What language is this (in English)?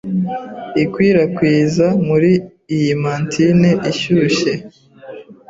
Kinyarwanda